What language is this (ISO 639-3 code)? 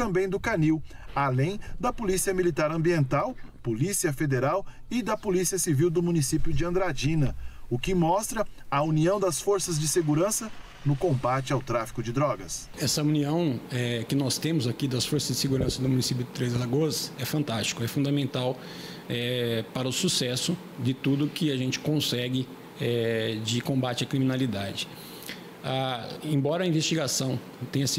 por